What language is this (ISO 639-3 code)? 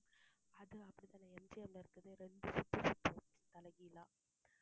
tam